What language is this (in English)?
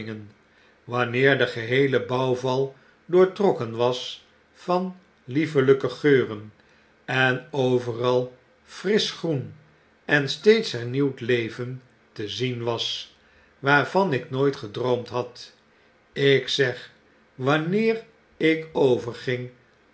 Dutch